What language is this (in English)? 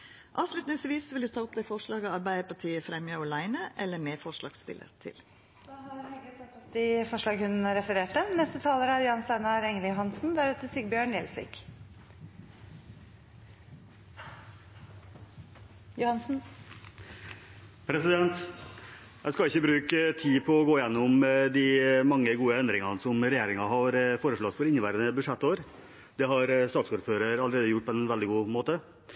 Norwegian